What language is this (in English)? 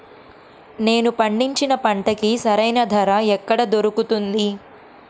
Telugu